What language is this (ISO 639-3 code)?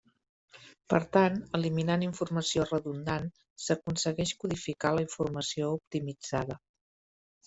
cat